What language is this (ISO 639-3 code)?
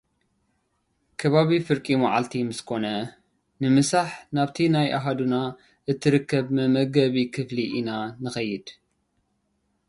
tir